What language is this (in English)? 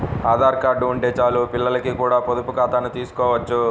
Telugu